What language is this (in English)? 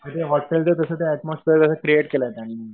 Marathi